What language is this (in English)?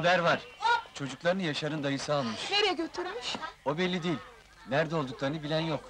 Turkish